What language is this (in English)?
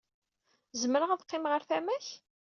Kabyle